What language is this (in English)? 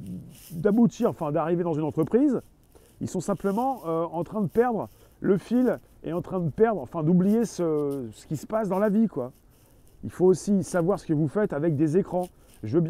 French